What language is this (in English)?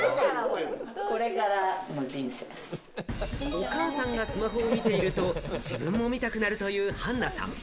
Japanese